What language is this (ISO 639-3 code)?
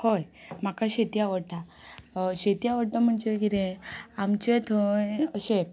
kok